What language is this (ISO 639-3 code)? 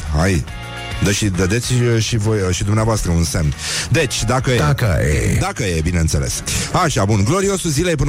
ron